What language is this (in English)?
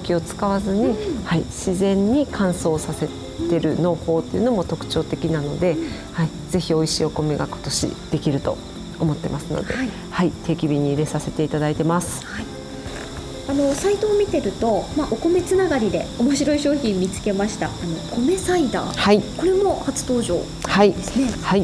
Japanese